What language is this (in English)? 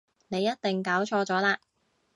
Cantonese